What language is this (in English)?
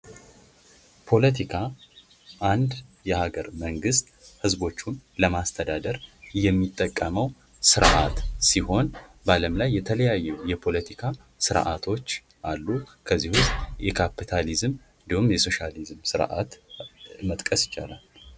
Amharic